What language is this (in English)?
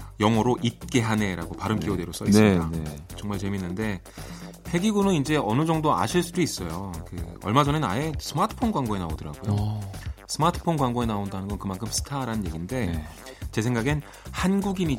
Korean